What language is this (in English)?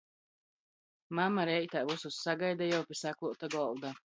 Latgalian